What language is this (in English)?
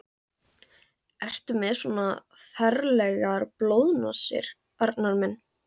Icelandic